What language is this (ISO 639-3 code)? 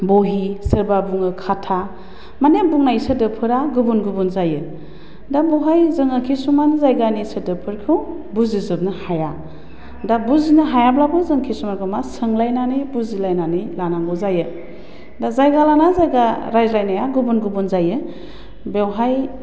brx